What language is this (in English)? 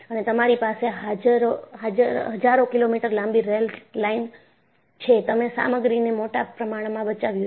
Gujarati